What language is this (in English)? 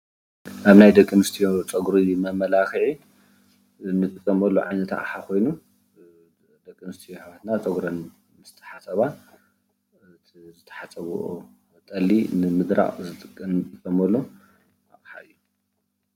Tigrinya